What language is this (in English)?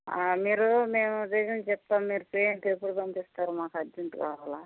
Telugu